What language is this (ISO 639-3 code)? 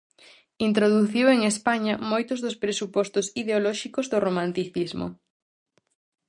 glg